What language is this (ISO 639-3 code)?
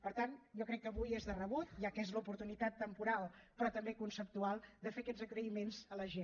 cat